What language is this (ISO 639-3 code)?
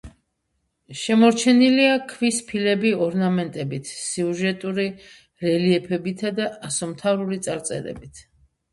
kat